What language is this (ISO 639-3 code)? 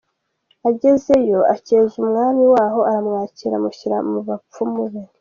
kin